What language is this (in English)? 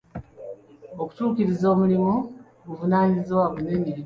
Ganda